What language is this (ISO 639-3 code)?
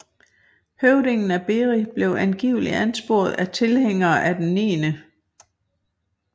dan